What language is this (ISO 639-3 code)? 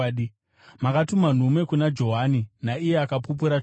sna